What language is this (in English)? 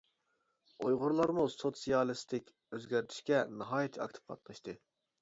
Uyghur